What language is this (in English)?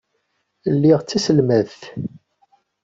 Kabyle